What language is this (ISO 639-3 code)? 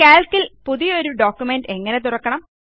mal